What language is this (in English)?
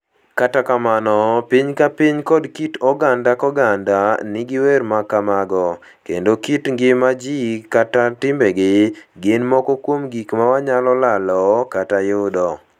Luo (Kenya and Tanzania)